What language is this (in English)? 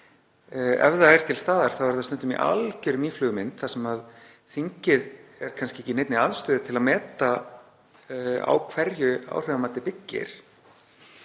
Icelandic